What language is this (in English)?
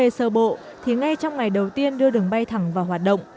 Vietnamese